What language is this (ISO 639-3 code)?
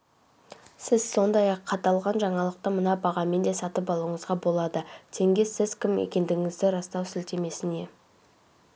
kaz